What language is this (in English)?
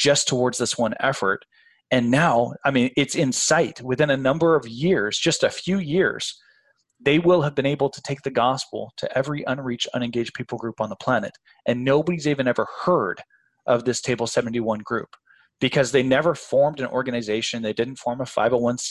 English